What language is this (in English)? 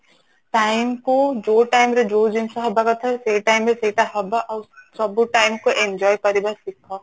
Odia